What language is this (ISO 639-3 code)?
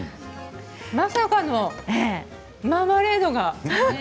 jpn